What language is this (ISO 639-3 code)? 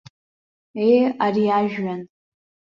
abk